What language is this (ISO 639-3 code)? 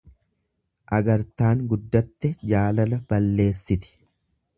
orm